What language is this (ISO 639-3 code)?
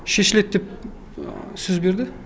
kaz